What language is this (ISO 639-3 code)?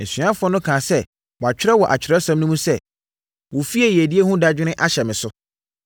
aka